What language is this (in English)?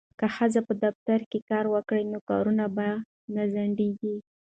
Pashto